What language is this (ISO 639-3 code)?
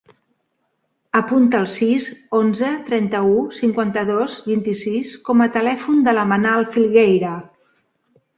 cat